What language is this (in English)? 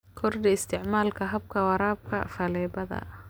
Somali